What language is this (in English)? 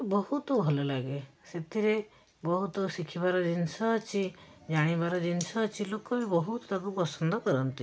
Odia